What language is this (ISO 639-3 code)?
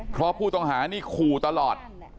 tha